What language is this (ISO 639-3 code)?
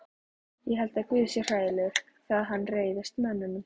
isl